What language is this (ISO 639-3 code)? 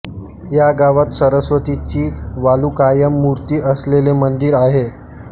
mar